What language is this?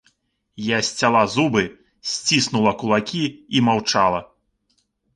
Belarusian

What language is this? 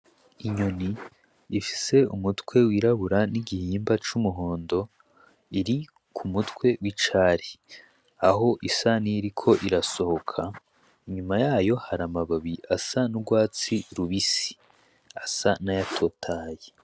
Rundi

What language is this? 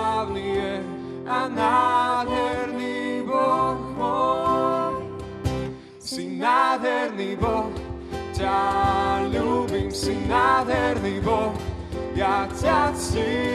Slovak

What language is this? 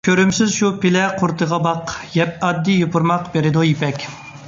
Uyghur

